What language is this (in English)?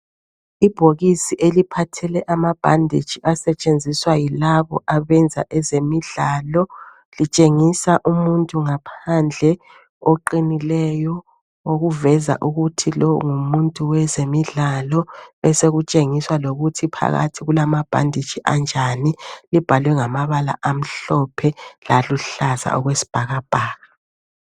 North Ndebele